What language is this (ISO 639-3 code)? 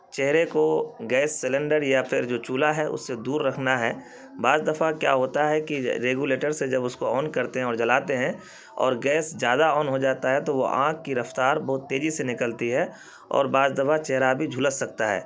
urd